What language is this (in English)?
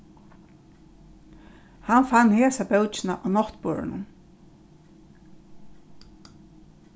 Faroese